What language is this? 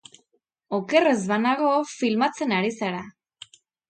Basque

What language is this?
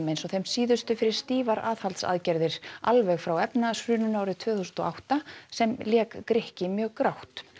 Icelandic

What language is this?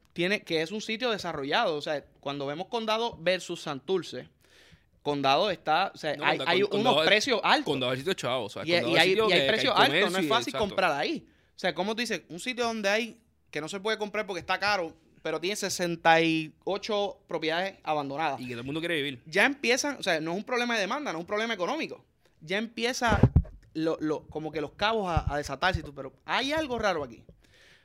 Spanish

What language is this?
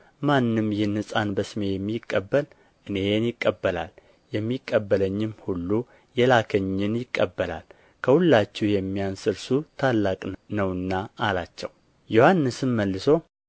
Amharic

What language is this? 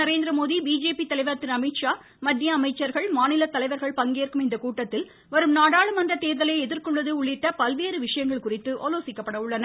Tamil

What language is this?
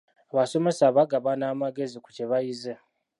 Ganda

